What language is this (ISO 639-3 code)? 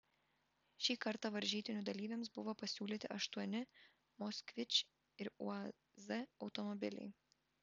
lit